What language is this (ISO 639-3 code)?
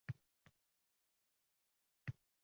uzb